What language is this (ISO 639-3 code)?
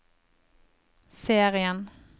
nor